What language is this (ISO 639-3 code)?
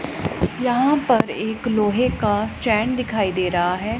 hin